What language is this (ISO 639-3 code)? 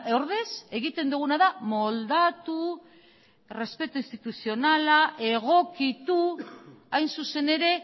eus